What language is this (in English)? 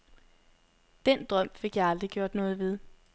Danish